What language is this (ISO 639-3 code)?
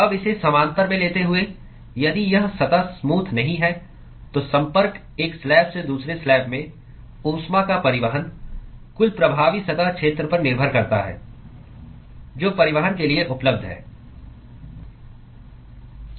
hin